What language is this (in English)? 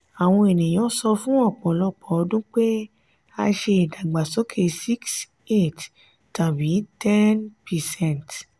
Yoruba